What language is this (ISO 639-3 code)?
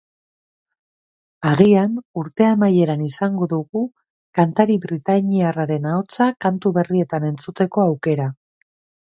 eus